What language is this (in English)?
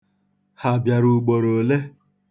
Igbo